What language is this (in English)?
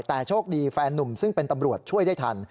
Thai